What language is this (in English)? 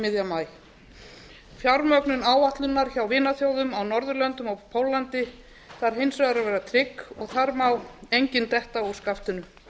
Icelandic